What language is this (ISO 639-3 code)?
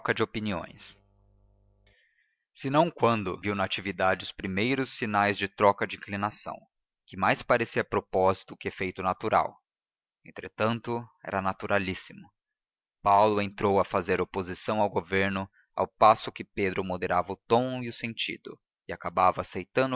por